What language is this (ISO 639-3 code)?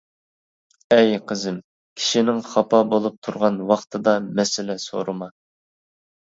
uig